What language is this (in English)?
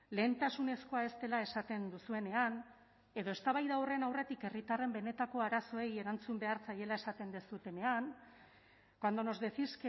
Basque